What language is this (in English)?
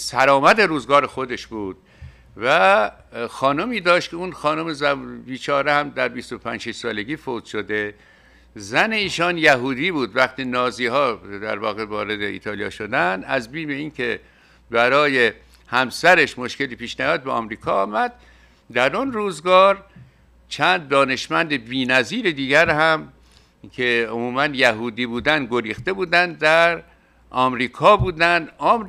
Persian